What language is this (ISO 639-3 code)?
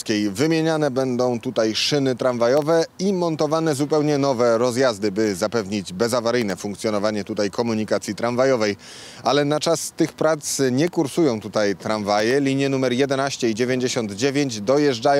pol